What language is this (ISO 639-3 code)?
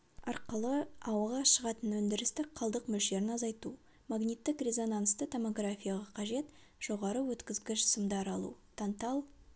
kaz